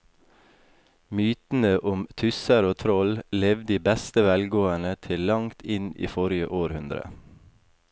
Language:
Norwegian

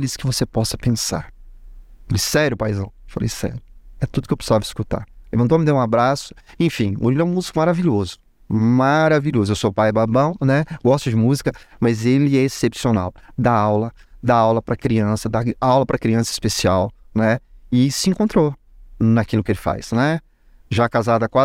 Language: Portuguese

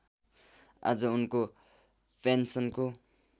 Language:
Nepali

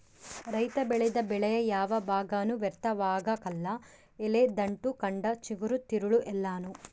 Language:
Kannada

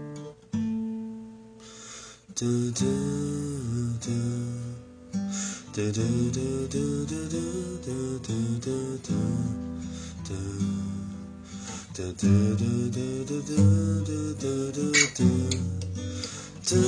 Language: Chinese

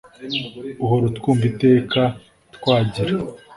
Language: Kinyarwanda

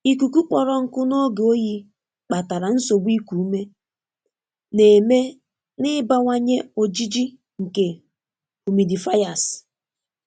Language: Igbo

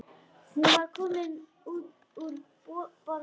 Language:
Icelandic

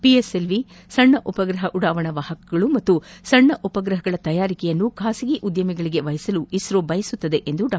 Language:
Kannada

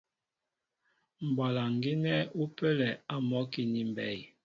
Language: Mbo (Cameroon)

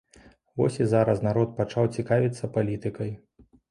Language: Belarusian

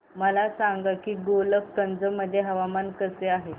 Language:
Marathi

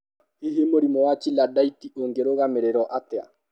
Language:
Kikuyu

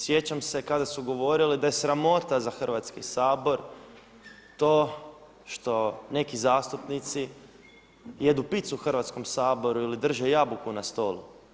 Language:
Croatian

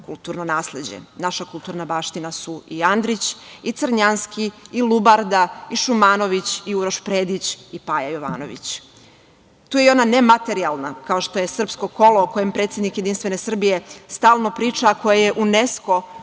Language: Serbian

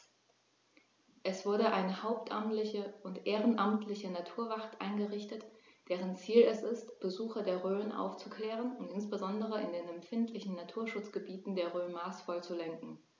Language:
German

